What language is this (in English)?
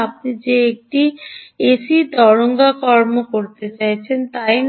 Bangla